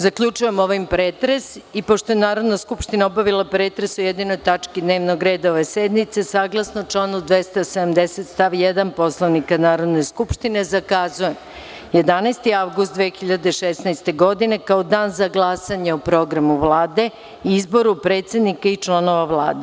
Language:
Serbian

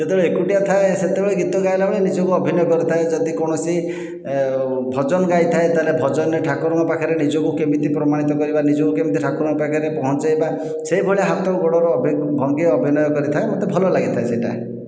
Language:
Odia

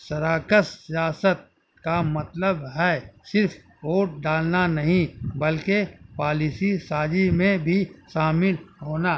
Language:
Urdu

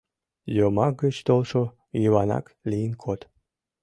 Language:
Mari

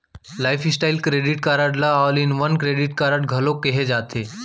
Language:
Chhattisgarhi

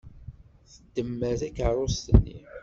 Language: Kabyle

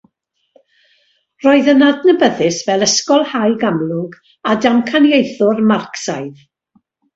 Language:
Welsh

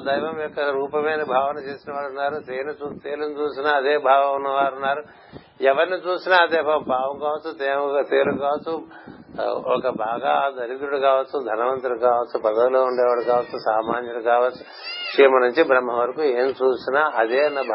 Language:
Telugu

